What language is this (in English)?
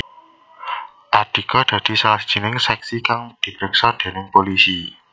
Javanese